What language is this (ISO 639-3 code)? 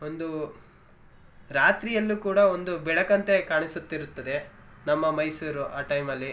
kan